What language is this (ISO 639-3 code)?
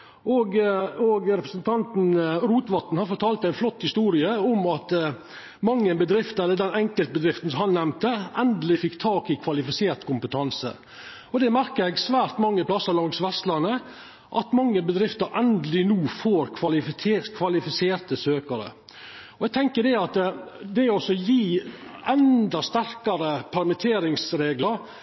nno